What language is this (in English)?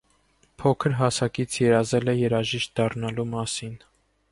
Armenian